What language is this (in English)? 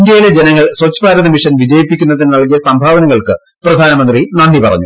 Malayalam